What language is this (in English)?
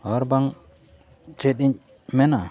Santali